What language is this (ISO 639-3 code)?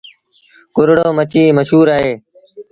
sbn